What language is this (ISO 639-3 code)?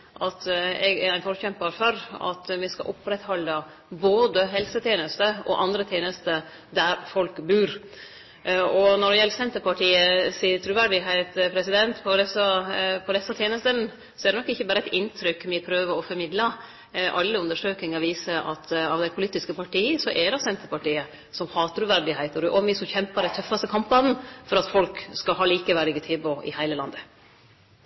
nno